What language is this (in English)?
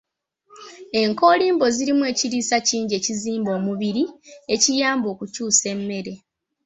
Ganda